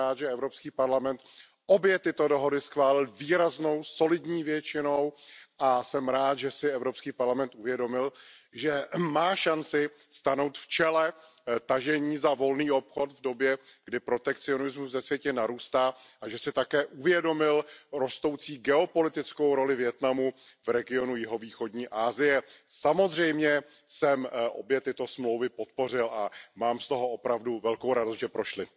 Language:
Czech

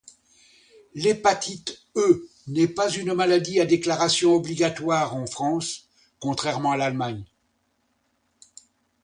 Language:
French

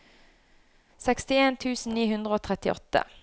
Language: Norwegian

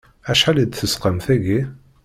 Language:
Kabyle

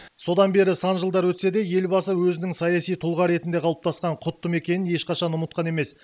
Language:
Kazakh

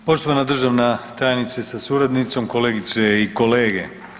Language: Croatian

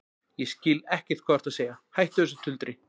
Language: Icelandic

